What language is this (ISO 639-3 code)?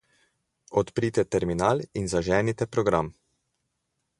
slv